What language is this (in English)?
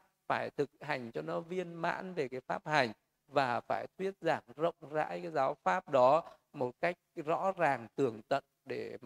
Vietnamese